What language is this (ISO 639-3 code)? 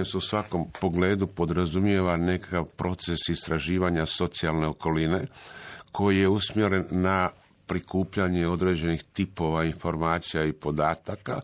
hrv